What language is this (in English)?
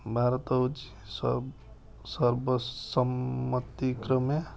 Odia